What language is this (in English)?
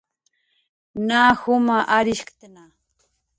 Jaqaru